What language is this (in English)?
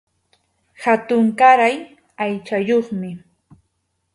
Arequipa-La Unión Quechua